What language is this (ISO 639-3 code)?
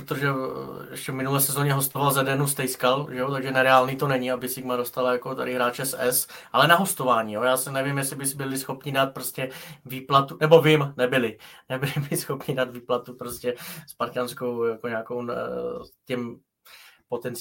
ces